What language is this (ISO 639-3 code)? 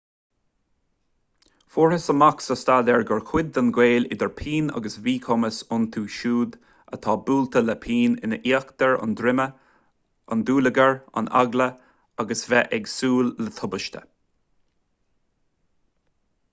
gle